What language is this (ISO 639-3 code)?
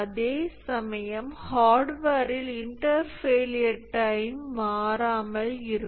tam